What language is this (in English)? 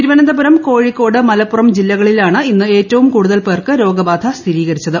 Malayalam